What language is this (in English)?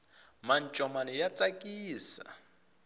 Tsonga